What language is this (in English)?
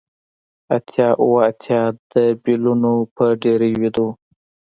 Pashto